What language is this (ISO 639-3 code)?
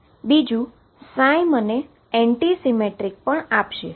guj